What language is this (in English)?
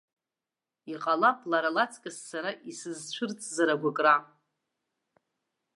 Abkhazian